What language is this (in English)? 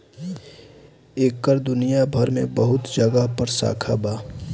Bhojpuri